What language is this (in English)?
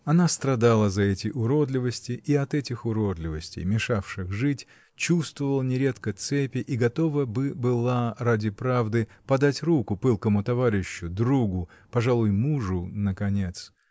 Russian